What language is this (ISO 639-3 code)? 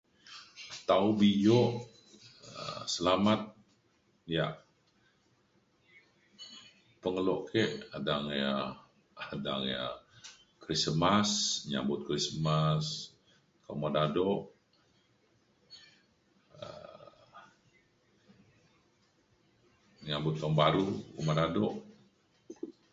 xkl